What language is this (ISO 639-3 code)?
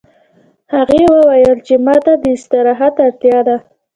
pus